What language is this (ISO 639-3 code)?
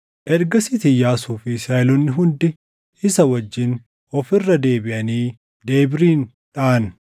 orm